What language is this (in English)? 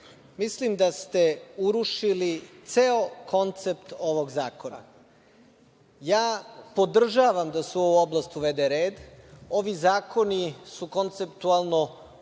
Serbian